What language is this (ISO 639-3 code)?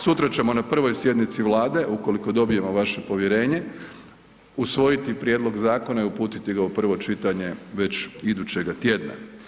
hrv